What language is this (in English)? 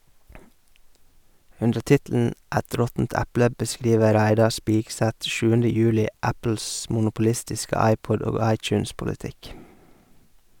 Norwegian